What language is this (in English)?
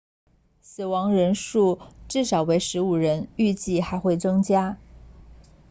Chinese